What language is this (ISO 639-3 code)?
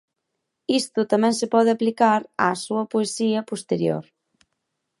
glg